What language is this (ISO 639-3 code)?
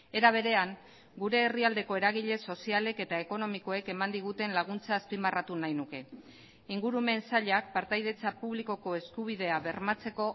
eus